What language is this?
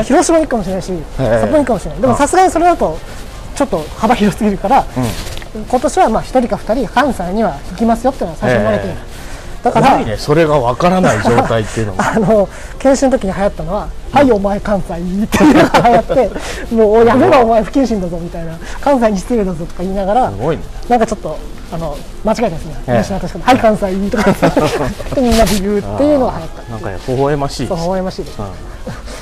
Japanese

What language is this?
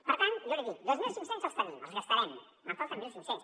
Catalan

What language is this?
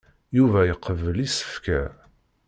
Kabyle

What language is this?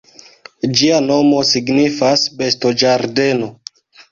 Esperanto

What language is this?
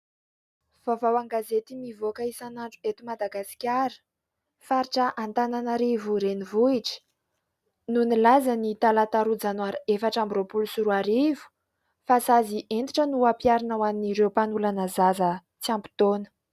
Malagasy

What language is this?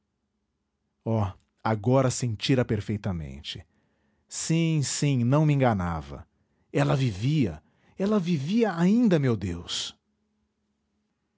Portuguese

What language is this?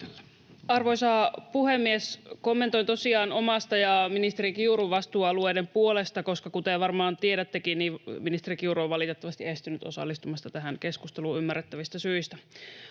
Finnish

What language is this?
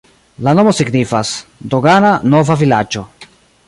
Esperanto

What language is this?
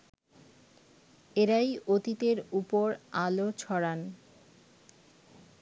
Bangla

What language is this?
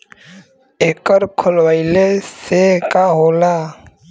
Bhojpuri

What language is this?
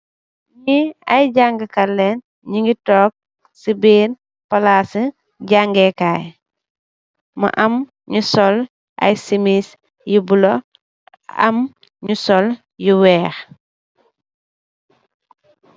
Wolof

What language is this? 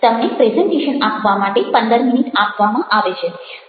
Gujarati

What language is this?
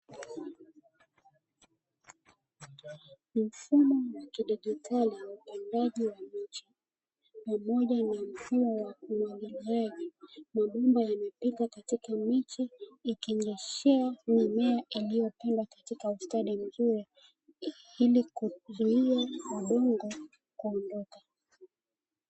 Swahili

